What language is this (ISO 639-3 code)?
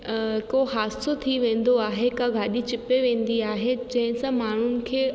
snd